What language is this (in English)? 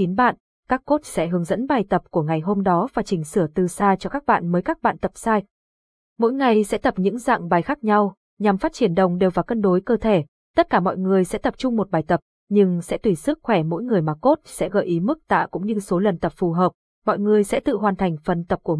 Vietnamese